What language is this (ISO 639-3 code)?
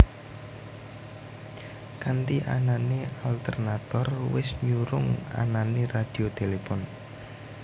jav